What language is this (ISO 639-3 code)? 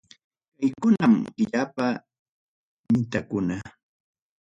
quy